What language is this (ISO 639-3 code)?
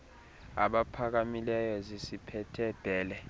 xho